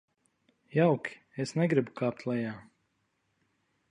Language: Latvian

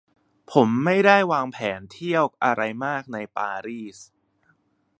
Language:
Thai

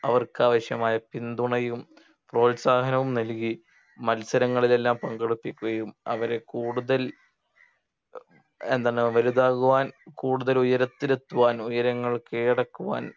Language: Malayalam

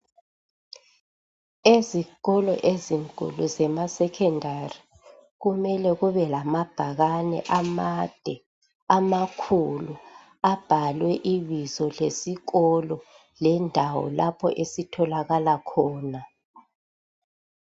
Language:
North Ndebele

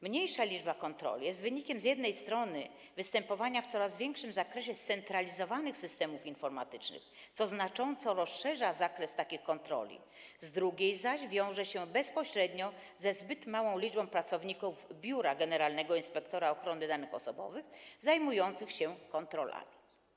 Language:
Polish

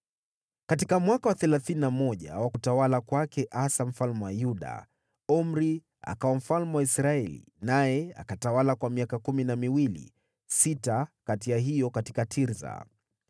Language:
Swahili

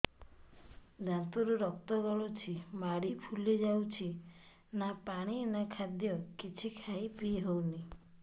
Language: Odia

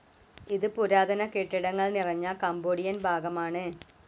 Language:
Malayalam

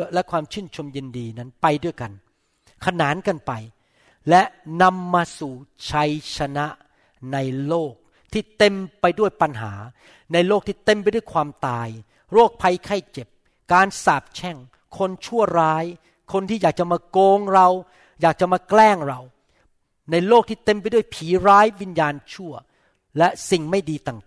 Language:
Thai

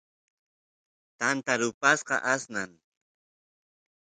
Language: Santiago del Estero Quichua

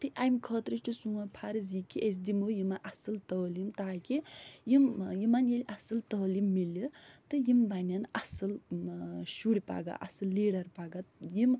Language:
Kashmiri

